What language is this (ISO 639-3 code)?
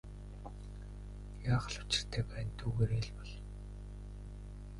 mon